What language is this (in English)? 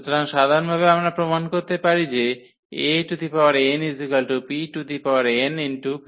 Bangla